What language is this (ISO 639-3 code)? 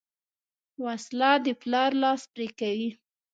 pus